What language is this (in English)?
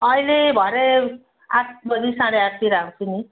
Nepali